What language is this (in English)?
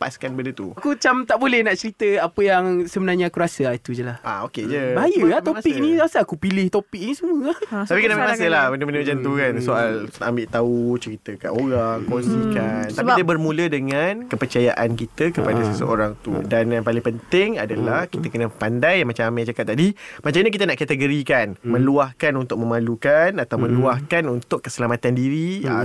Malay